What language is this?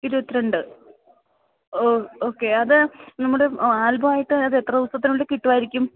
Malayalam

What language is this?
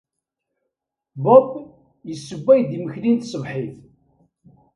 Kabyle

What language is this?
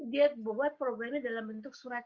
Indonesian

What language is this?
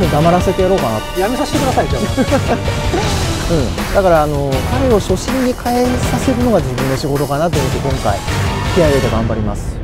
Japanese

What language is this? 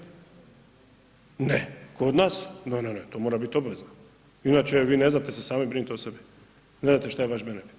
Croatian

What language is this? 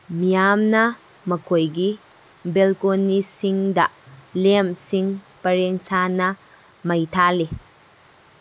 Manipuri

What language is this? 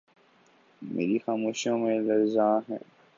Urdu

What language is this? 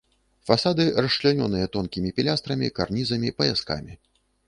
Belarusian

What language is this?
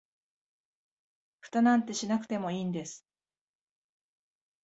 Japanese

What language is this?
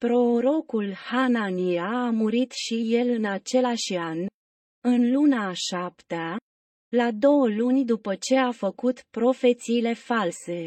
Romanian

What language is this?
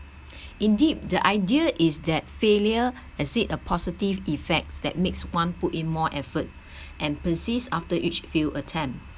English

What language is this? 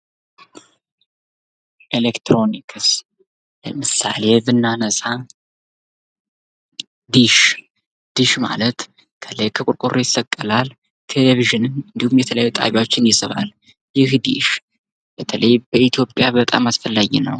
Amharic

